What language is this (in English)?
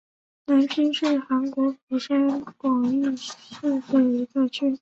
Chinese